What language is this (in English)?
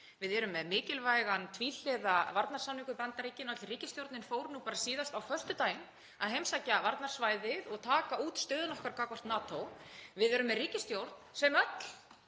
Icelandic